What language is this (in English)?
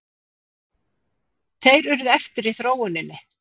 Icelandic